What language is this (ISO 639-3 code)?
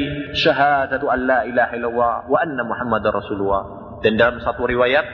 ind